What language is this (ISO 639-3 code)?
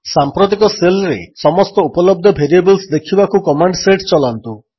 ori